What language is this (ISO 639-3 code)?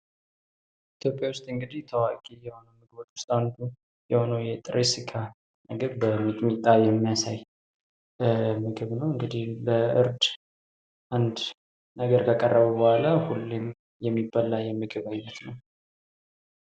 amh